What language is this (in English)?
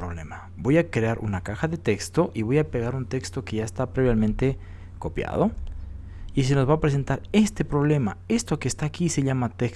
Spanish